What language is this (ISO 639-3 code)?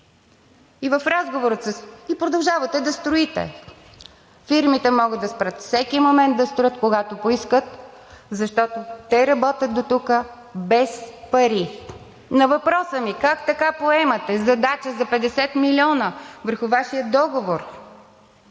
bul